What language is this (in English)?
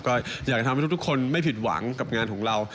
Thai